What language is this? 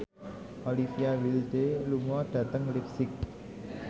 Javanese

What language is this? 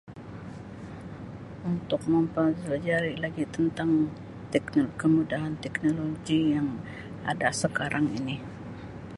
Sabah Malay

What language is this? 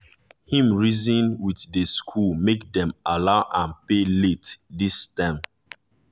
Nigerian Pidgin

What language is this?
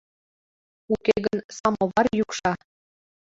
Mari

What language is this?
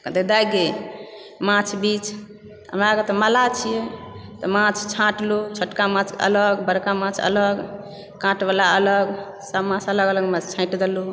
Maithili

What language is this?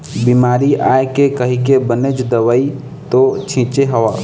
Chhattisgarhi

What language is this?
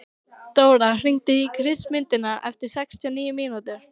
Icelandic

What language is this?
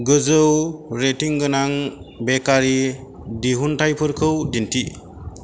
Bodo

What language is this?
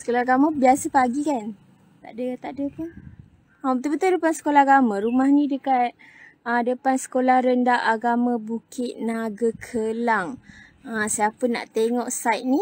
Malay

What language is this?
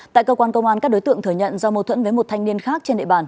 Vietnamese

